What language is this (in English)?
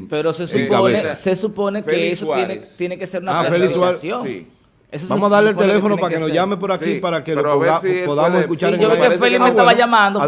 Spanish